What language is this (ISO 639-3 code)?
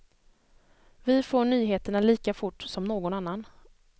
swe